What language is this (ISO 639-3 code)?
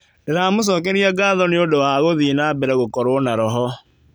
kik